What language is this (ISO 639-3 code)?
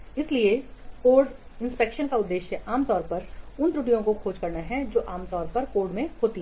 hin